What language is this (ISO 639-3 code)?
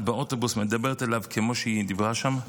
heb